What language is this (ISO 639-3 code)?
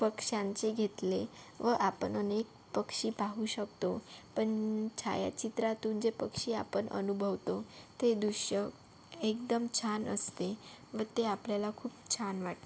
mar